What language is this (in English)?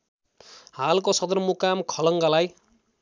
Nepali